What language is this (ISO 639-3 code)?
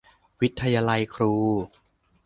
tha